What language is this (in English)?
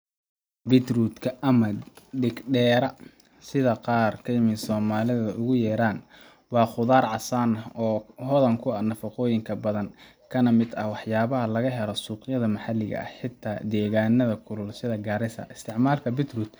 Somali